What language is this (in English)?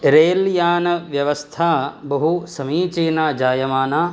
Sanskrit